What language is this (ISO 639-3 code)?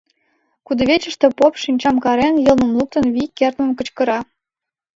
chm